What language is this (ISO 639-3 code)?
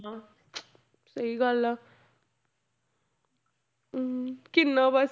pan